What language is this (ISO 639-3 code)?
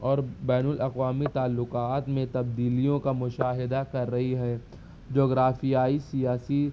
urd